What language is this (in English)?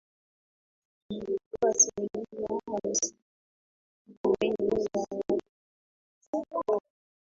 Swahili